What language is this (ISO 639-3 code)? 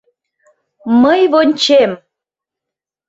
chm